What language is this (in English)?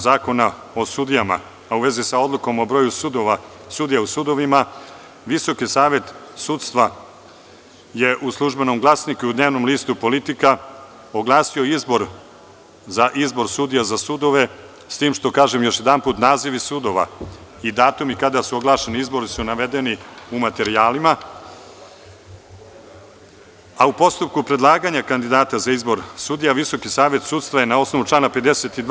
Serbian